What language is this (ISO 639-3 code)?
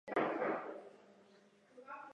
zho